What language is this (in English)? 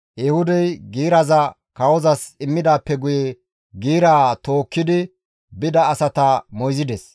Gamo